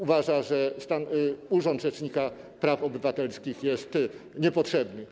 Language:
Polish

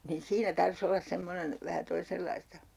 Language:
Finnish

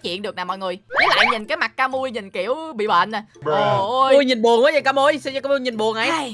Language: Vietnamese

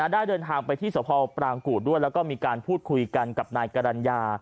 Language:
Thai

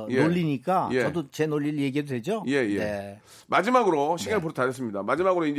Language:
Korean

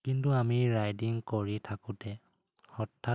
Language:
Assamese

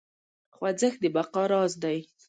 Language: Pashto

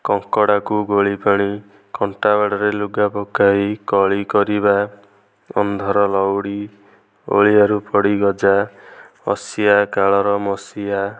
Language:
Odia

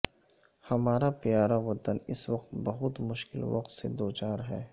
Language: Urdu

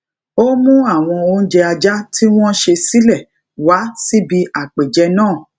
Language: Yoruba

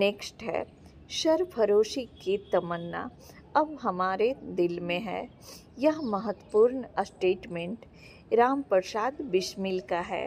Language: Hindi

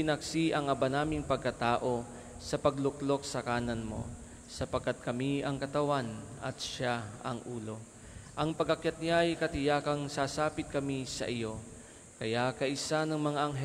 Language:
Filipino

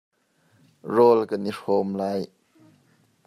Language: Hakha Chin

